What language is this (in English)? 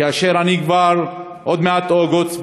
Hebrew